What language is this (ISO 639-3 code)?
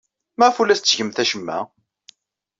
kab